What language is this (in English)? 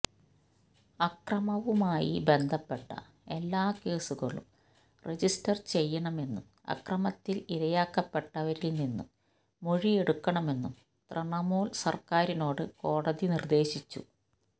Malayalam